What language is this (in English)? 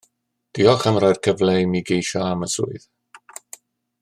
Welsh